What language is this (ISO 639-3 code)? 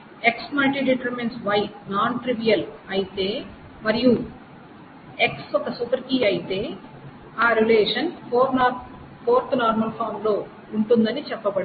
tel